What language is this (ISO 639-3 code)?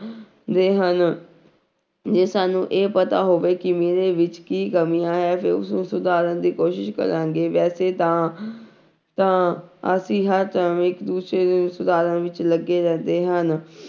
pan